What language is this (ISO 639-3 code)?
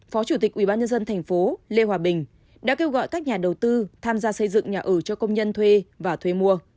vie